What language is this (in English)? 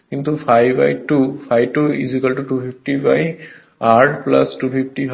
Bangla